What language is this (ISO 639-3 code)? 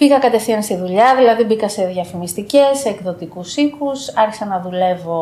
ell